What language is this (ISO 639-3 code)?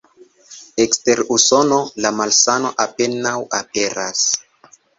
epo